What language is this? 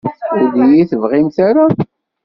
Kabyle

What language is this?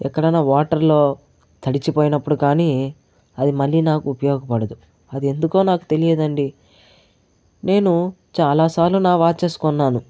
Telugu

